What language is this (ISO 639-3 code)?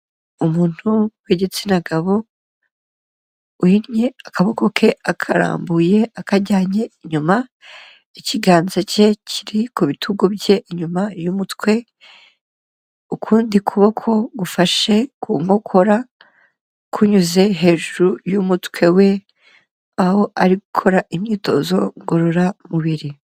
kin